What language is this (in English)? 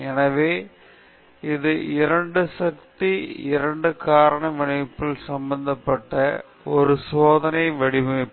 Tamil